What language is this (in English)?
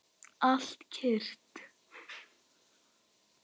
Icelandic